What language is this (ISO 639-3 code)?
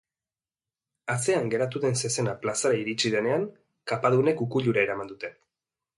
eus